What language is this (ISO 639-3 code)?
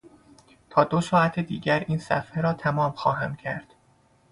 fas